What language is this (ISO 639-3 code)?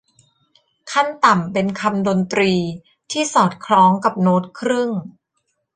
tha